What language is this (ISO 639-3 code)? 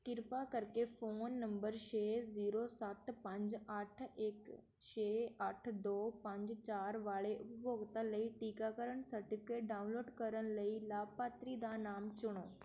pan